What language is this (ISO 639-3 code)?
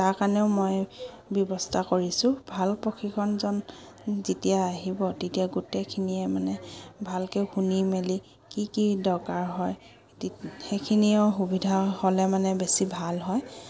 asm